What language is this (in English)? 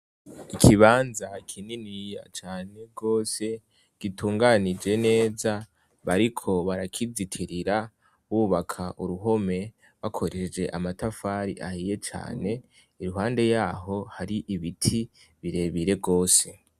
Rundi